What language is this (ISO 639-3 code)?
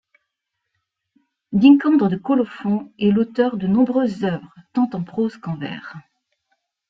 fra